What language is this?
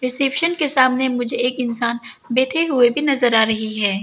Hindi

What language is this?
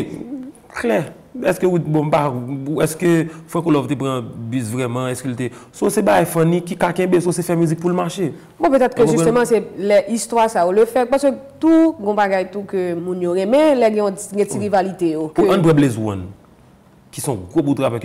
French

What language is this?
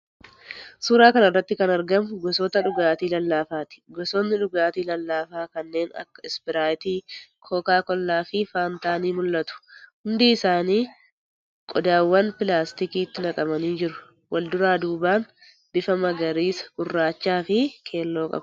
Oromo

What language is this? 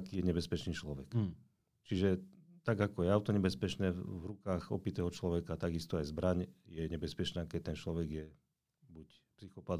Slovak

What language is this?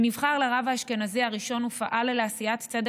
Hebrew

